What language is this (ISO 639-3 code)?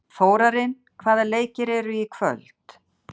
isl